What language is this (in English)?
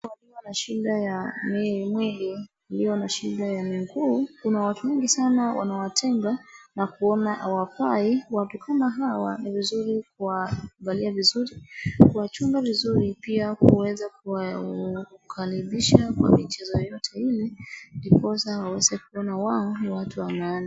Swahili